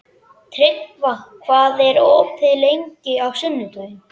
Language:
Icelandic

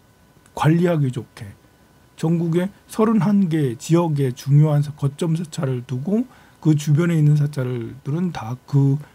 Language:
Korean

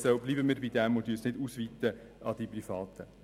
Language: Swiss German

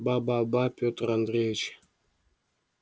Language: Russian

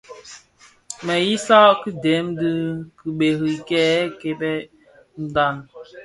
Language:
Bafia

